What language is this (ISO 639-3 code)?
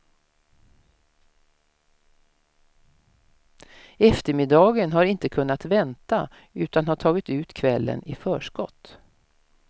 swe